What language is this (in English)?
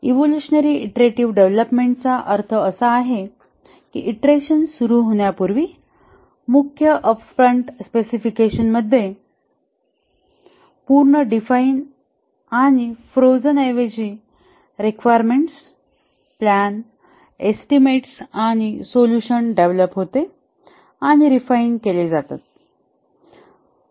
Marathi